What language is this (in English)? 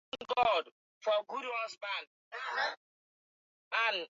Swahili